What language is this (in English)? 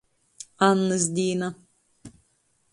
Latgalian